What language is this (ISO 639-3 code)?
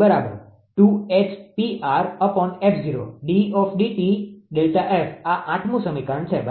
guj